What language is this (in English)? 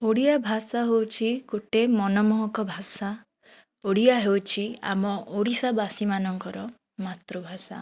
Odia